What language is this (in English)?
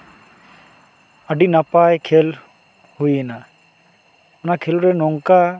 Santali